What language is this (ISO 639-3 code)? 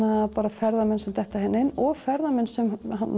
isl